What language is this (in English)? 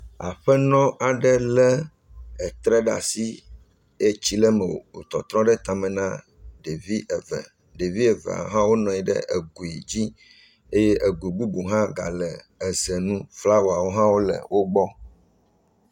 Ewe